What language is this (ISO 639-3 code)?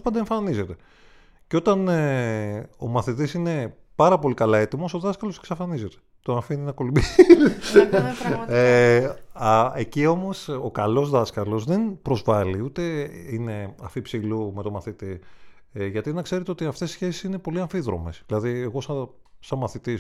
ell